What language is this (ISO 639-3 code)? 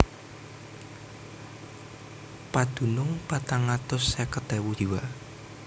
jav